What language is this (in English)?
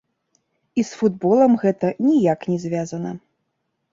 Belarusian